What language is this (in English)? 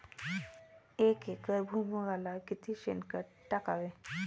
Marathi